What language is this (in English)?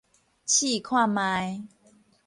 Min Nan Chinese